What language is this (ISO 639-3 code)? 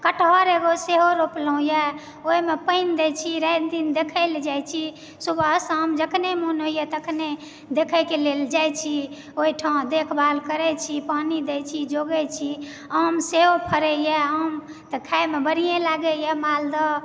mai